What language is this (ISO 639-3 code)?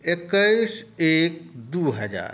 mai